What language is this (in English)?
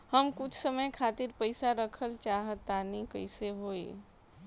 Bhojpuri